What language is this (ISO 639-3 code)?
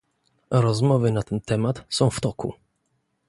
pol